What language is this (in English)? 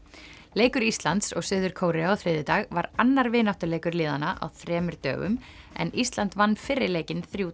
Icelandic